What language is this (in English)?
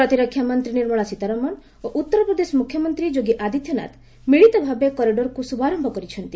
Odia